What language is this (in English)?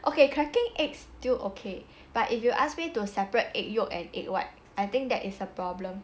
English